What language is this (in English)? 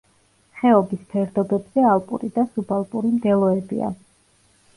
Georgian